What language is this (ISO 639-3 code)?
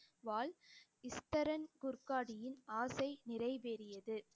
tam